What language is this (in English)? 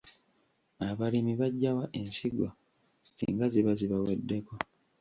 Ganda